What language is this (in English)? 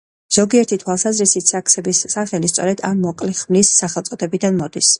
Georgian